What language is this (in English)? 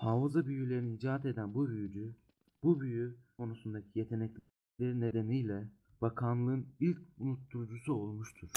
Turkish